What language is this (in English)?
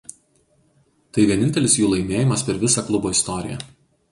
Lithuanian